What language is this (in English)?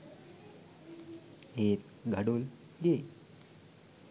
Sinhala